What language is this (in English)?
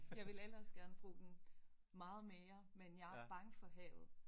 Danish